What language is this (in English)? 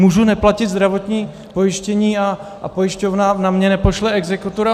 Czech